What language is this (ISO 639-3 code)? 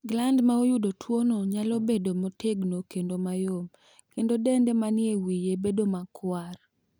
luo